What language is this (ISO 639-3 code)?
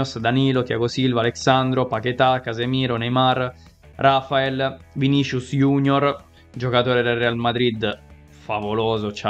ita